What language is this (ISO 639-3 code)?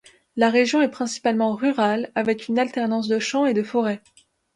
fra